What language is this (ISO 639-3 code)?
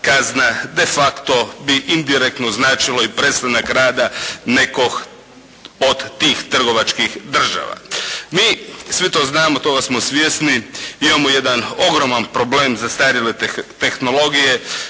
hrv